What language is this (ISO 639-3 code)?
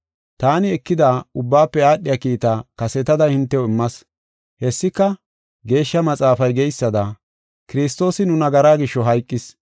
gof